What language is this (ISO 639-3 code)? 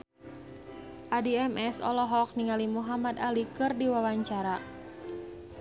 sun